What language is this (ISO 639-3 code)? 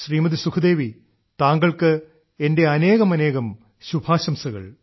mal